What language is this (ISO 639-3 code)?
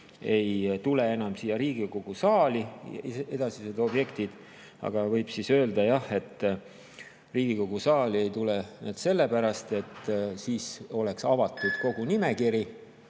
est